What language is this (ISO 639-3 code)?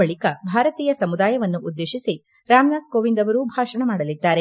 kan